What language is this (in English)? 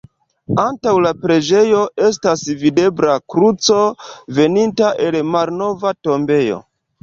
Esperanto